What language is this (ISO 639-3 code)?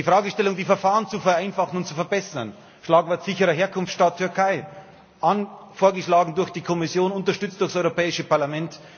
deu